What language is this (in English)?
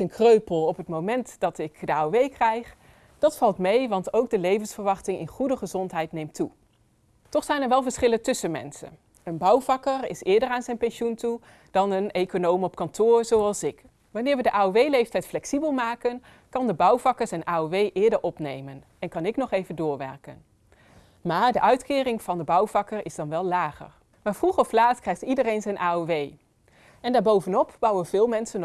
Dutch